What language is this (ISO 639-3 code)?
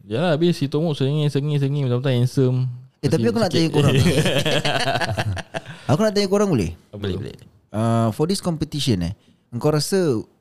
msa